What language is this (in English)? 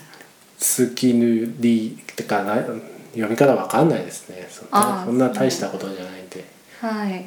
Japanese